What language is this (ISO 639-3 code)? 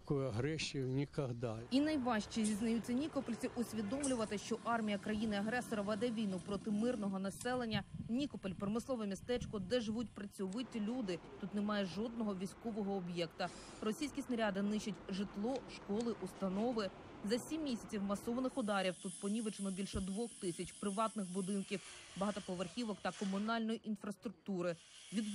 ukr